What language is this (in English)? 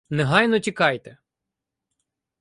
Ukrainian